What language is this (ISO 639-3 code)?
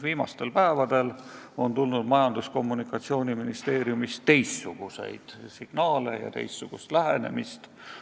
est